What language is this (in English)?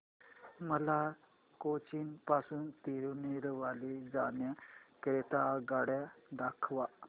Marathi